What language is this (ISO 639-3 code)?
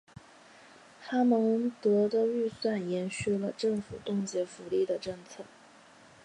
zho